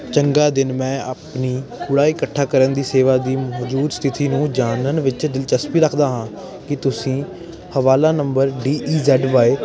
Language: Punjabi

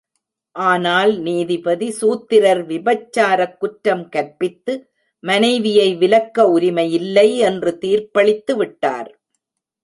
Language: Tamil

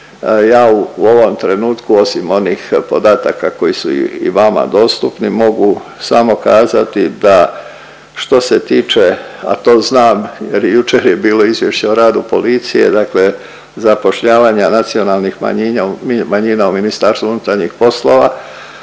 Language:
Croatian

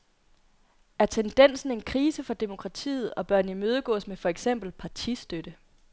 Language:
Danish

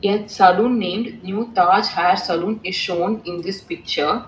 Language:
English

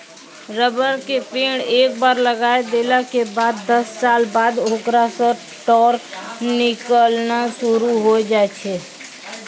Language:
Maithili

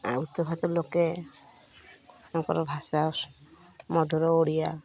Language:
Odia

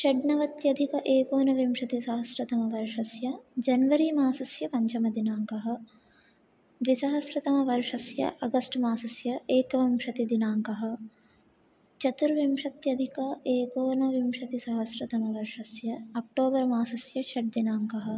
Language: Sanskrit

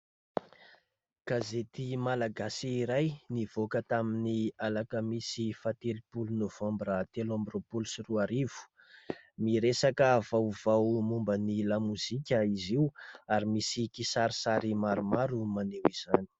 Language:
Malagasy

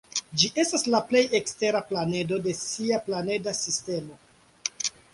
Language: Esperanto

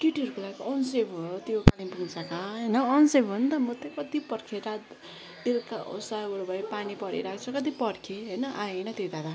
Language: Nepali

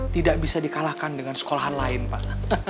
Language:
Indonesian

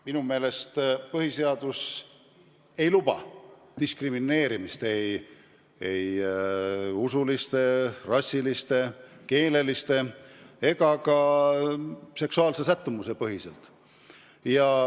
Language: Estonian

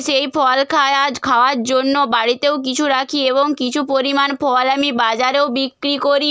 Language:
Bangla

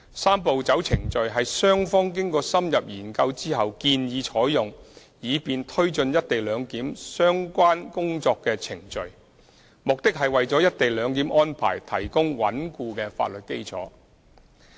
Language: Cantonese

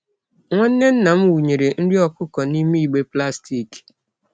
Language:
Igbo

